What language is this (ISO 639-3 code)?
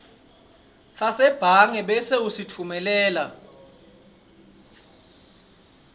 ssw